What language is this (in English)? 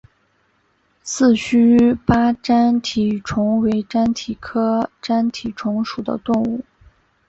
Chinese